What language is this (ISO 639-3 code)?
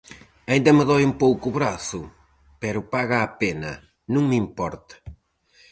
glg